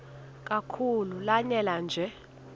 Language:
Xhosa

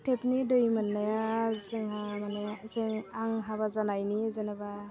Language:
Bodo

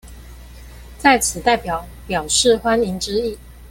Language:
Chinese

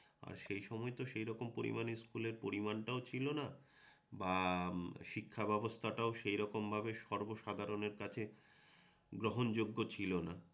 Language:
Bangla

